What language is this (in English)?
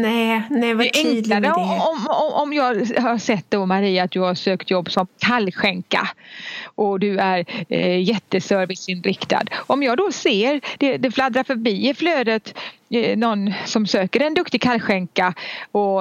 Swedish